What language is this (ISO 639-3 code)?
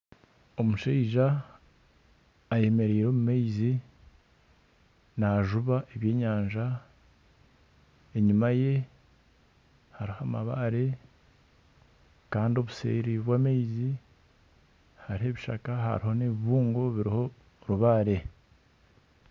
nyn